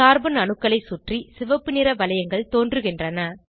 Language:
Tamil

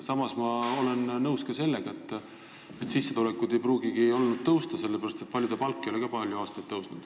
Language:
Estonian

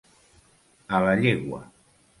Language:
Catalan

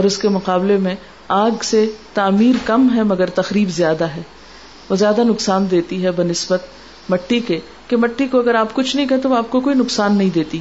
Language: Urdu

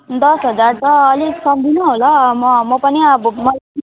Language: Nepali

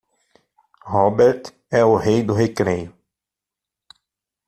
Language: Portuguese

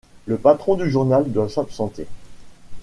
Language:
French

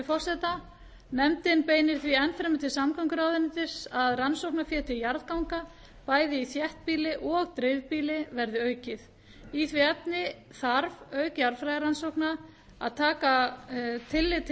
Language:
Icelandic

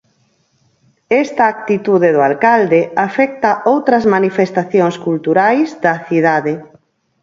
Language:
Galician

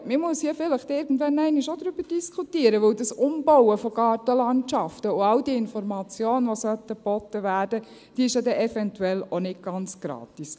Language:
Swiss German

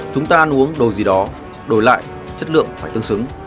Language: Vietnamese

